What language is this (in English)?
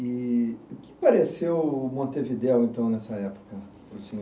Portuguese